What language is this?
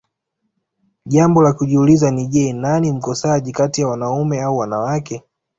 Swahili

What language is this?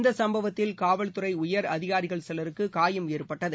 Tamil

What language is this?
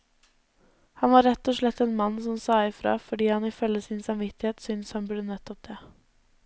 Norwegian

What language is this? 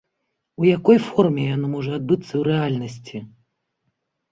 Belarusian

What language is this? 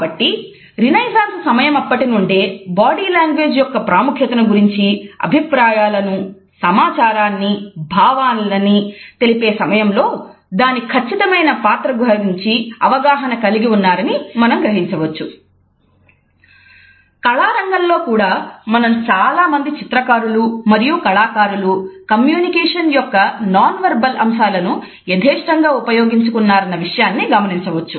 Telugu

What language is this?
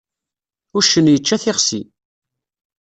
Kabyle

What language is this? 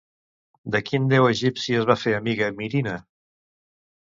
Catalan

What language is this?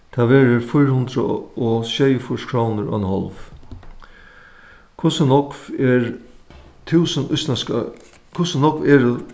Faroese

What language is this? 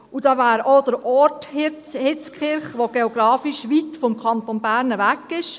Swiss German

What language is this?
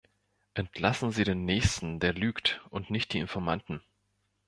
German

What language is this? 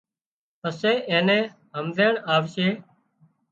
Wadiyara Koli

